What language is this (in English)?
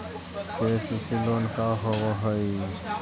Magahi